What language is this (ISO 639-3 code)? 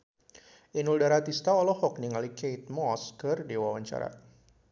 sun